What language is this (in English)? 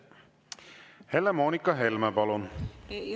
Estonian